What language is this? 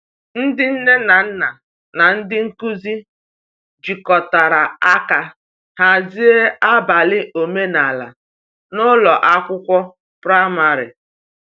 Igbo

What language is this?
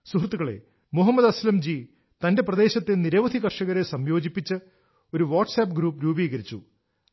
Malayalam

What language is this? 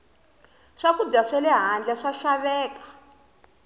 Tsonga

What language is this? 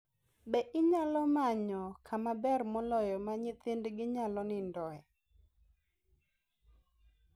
Luo (Kenya and Tanzania)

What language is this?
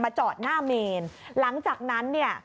Thai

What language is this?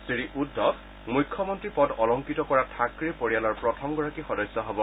Assamese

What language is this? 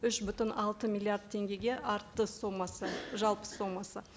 Kazakh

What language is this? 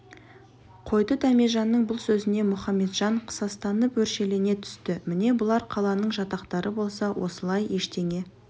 Kazakh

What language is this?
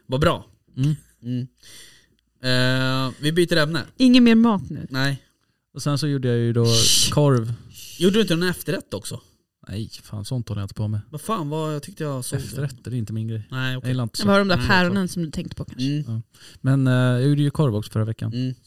Swedish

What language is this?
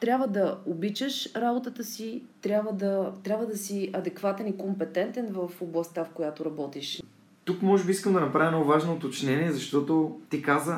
Bulgarian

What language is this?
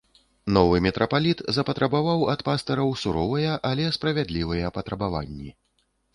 Belarusian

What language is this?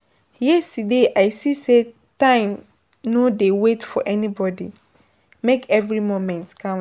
Nigerian Pidgin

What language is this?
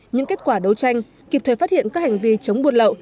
Vietnamese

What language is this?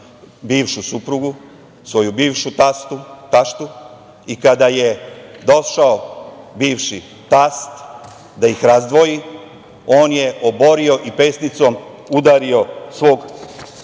Serbian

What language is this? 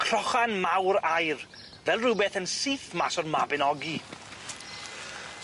Welsh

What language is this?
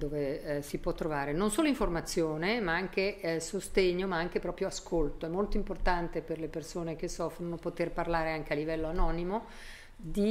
Italian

